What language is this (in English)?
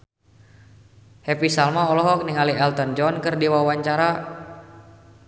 Sundanese